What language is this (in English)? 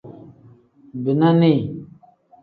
Tem